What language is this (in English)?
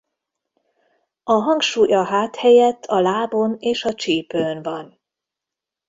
Hungarian